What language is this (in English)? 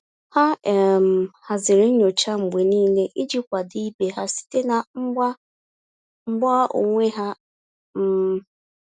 Igbo